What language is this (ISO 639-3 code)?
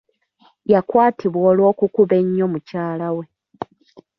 lug